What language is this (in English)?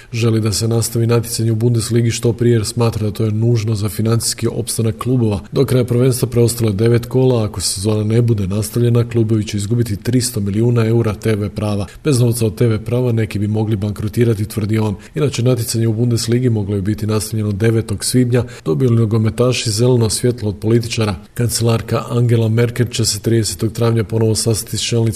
Croatian